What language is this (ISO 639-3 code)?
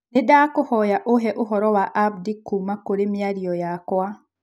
kik